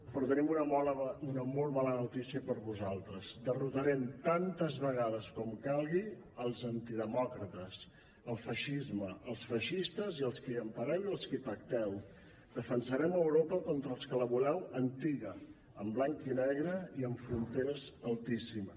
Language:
Catalan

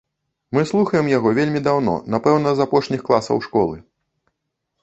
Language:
Belarusian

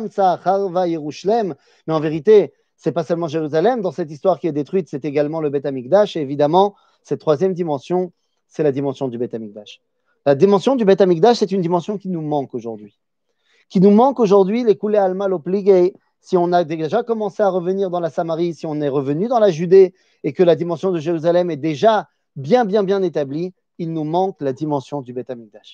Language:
French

